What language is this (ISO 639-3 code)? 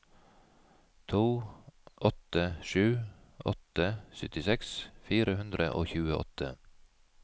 nor